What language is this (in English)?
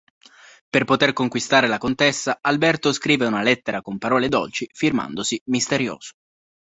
Italian